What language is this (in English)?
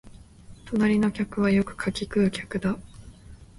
Japanese